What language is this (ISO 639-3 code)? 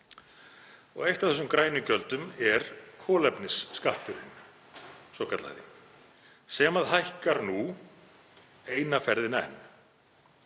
isl